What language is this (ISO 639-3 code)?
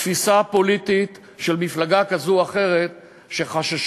heb